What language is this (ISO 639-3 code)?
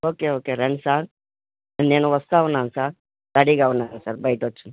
tel